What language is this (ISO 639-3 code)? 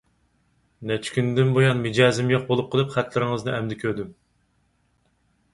uig